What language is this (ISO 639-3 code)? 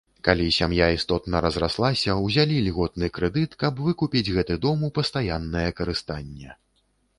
bel